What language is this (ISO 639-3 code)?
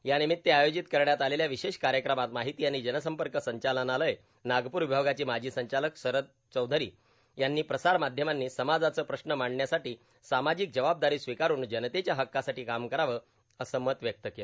mar